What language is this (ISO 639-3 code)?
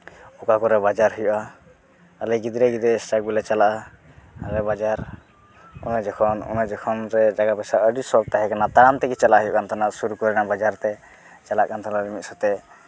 sat